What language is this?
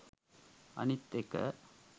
Sinhala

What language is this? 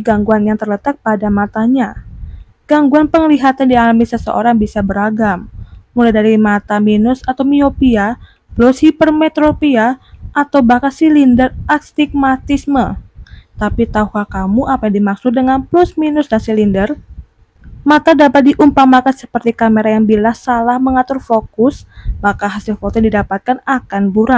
Indonesian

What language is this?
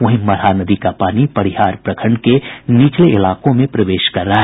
Hindi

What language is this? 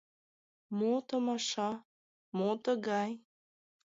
Mari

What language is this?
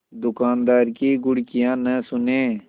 Hindi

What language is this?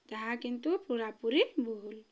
Odia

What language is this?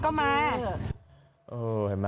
Thai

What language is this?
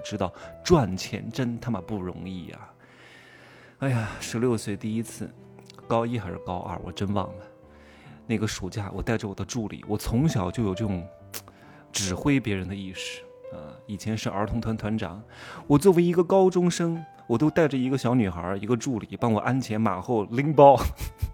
Chinese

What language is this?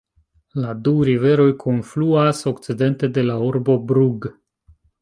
Esperanto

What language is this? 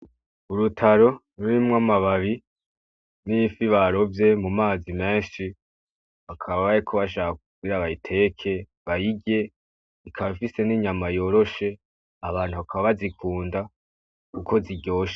Rundi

